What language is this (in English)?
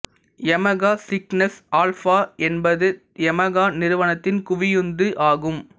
Tamil